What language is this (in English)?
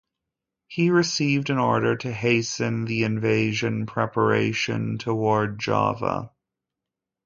English